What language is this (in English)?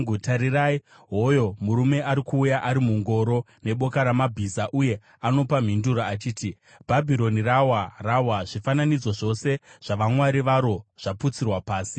Shona